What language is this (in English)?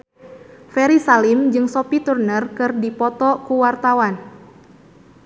Sundanese